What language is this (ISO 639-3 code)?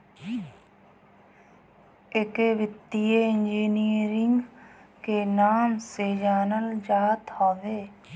bho